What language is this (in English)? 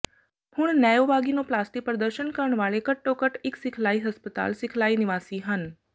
Punjabi